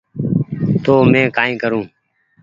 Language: Goaria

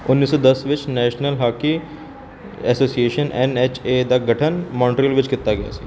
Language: Punjabi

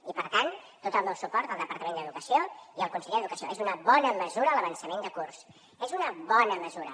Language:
Catalan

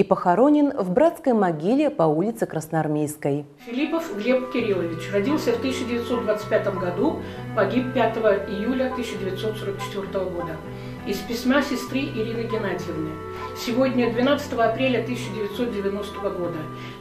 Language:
Russian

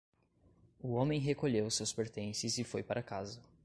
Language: Portuguese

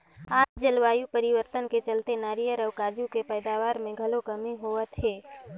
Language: Chhattisgarhi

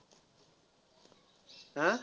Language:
Marathi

